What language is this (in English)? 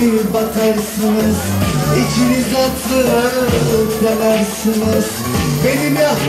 Arabic